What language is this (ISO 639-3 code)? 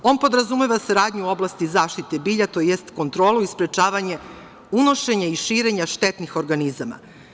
srp